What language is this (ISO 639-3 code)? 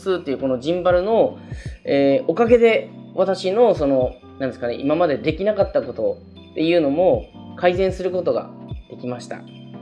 jpn